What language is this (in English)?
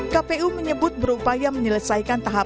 Indonesian